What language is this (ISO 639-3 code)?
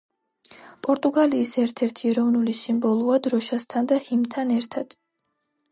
kat